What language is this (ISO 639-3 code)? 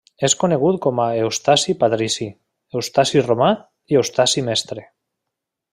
cat